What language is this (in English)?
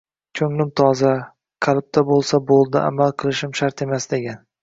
Uzbek